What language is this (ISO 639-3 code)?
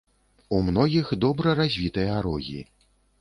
bel